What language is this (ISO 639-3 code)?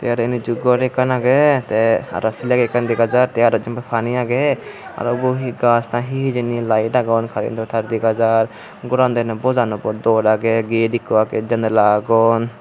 ccp